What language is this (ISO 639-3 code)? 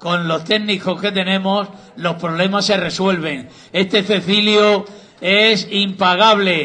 spa